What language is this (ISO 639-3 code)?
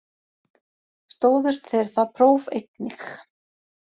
isl